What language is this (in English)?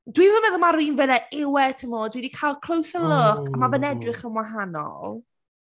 Welsh